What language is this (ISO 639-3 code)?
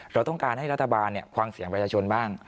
tha